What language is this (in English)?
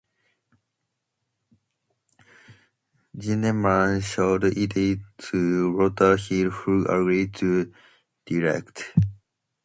English